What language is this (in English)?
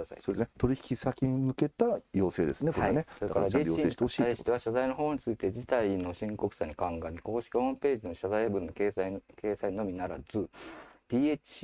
Japanese